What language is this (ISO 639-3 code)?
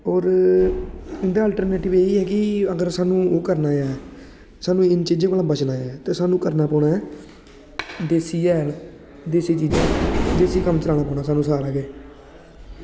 doi